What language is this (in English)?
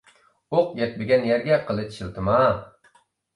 Uyghur